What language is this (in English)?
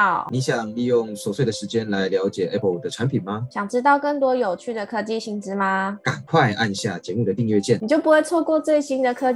Chinese